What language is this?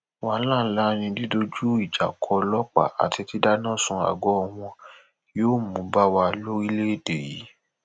Yoruba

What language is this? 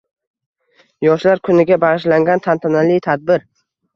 Uzbek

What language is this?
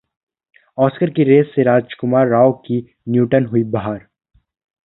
Hindi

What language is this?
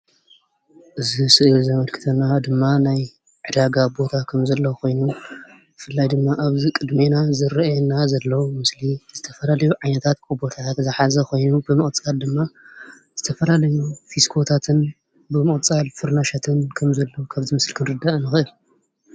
Tigrinya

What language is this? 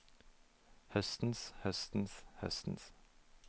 Norwegian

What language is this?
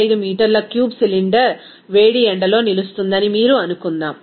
Telugu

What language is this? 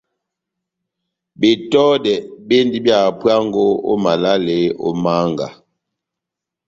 Batanga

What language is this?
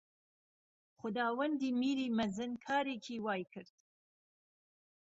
Central Kurdish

